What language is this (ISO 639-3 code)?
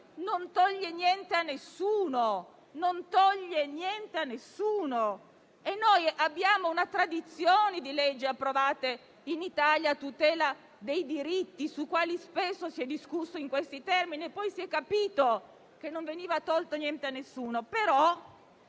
ita